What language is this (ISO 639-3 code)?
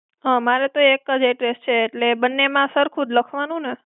guj